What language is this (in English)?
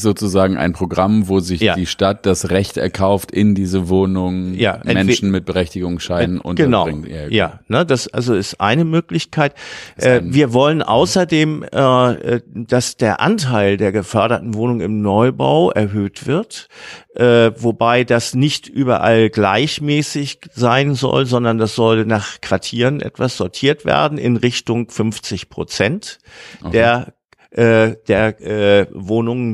German